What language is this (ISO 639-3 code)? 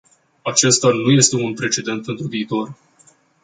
ron